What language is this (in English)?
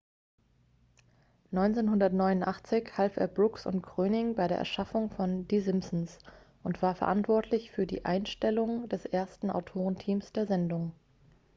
German